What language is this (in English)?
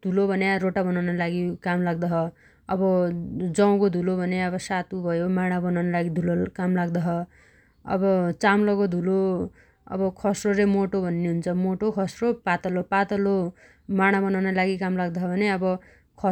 Dotyali